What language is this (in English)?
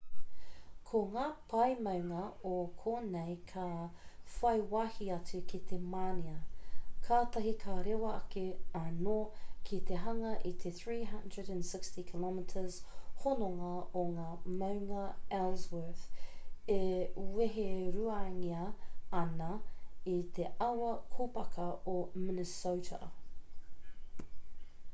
Māori